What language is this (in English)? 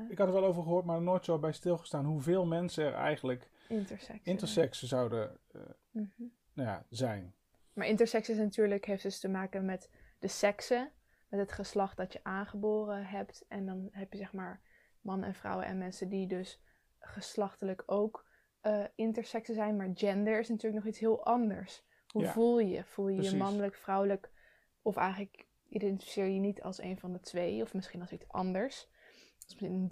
Dutch